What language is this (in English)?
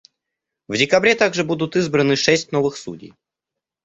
Russian